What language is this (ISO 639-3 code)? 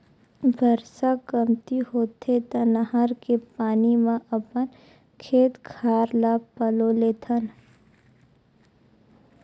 hne